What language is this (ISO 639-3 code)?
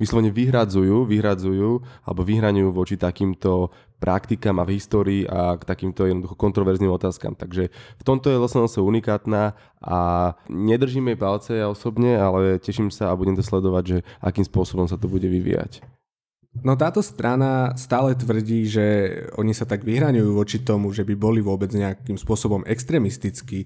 slk